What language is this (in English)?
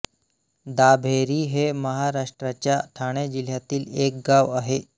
Marathi